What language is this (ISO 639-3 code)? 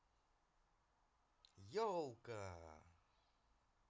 rus